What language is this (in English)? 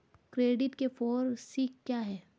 Hindi